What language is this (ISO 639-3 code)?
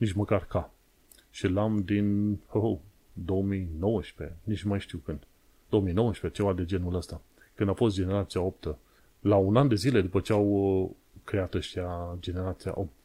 ron